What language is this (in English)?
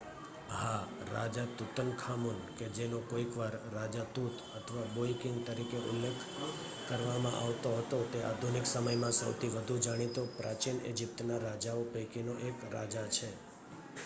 Gujarati